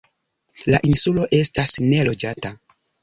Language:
Esperanto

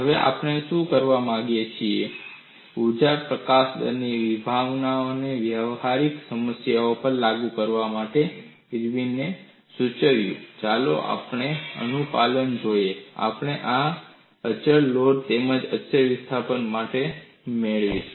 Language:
Gujarati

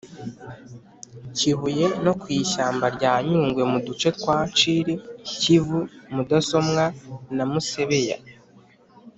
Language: Kinyarwanda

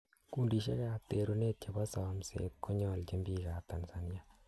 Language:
Kalenjin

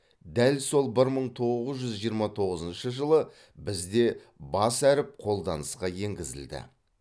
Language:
Kazakh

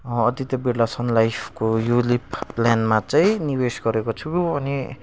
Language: Nepali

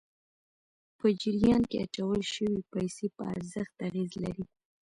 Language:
Pashto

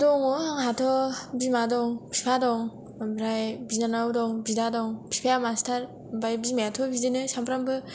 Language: Bodo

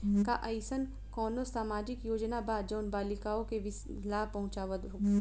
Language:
Bhojpuri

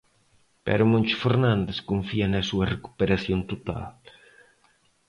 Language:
Galician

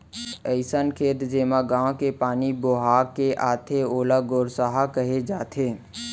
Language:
Chhattisgarhi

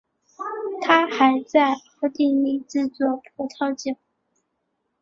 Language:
Chinese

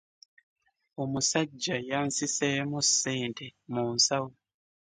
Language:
Ganda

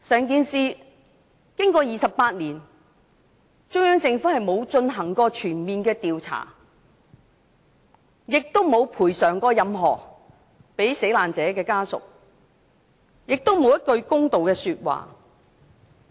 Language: Cantonese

